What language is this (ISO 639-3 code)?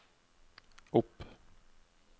nor